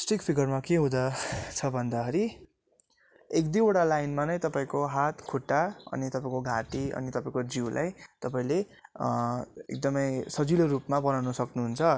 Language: Nepali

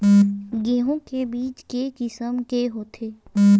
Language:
Chhattisgarhi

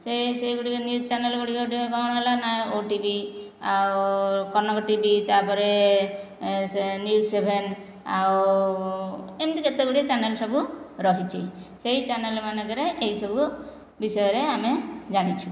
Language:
Odia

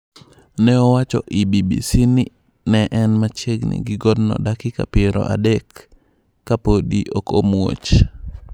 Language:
Luo (Kenya and Tanzania)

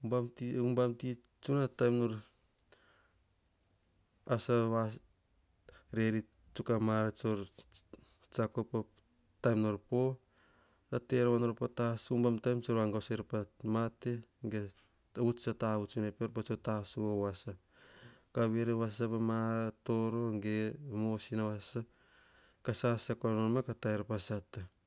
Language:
Hahon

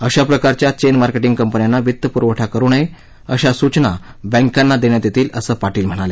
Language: Marathi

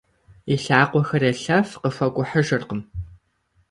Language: Kabardian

